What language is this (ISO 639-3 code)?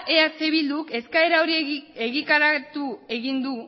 eus